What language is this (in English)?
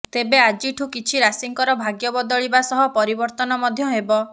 Odia